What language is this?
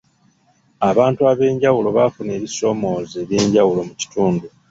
Ganda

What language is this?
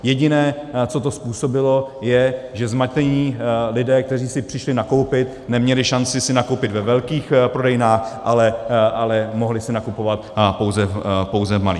Czech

